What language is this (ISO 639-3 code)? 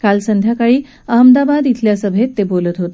mar